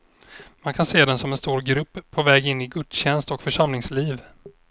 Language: Swedish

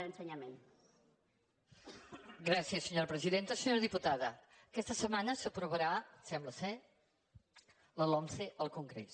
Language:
Catalan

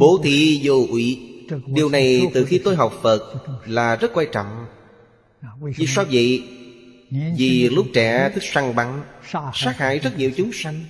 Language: Vietnamese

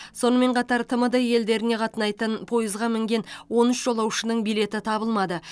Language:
Kazakh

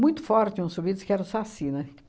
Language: Portuguese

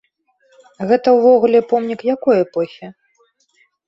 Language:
Belarusian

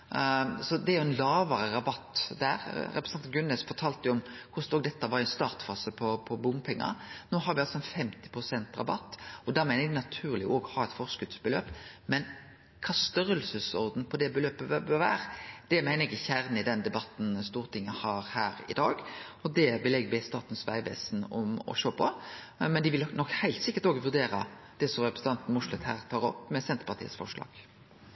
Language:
Norwegian Nynorsk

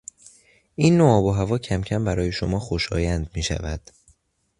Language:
Persian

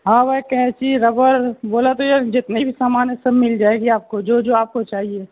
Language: Urdu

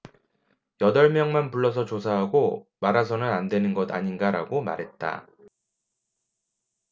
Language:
Korean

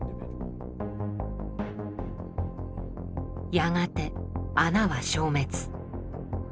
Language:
Japanese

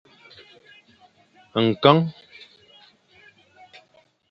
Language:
Fang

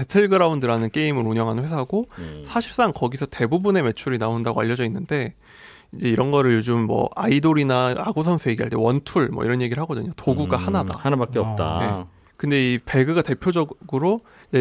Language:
Korean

